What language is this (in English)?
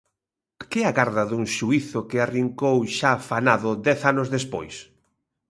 Galician